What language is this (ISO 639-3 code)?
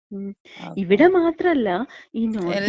mal